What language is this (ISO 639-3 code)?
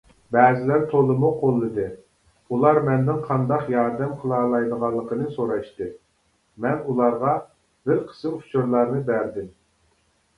uig